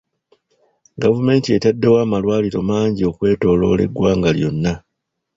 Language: Ganda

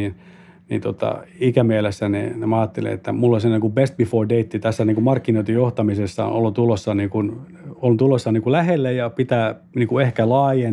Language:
Finnish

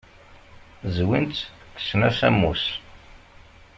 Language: Kabyle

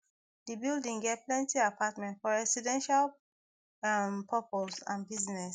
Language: Nigerian Pidgin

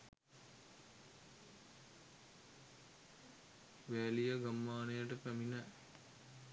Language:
Sinhala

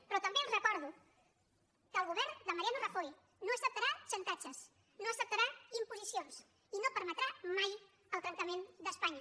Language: Catalan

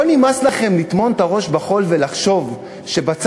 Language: Hebrew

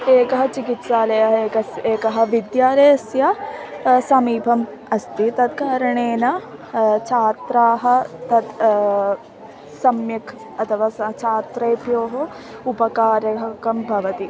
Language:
Sanskrit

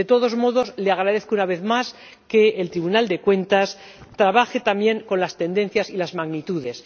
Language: Spanish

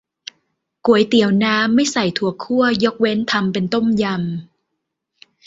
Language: Thai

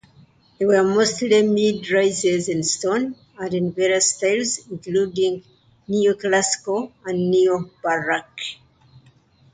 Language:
English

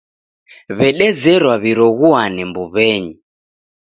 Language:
Taita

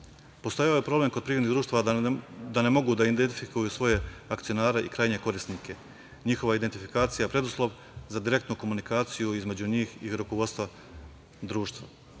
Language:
Serbian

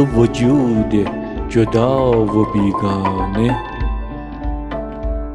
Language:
Persian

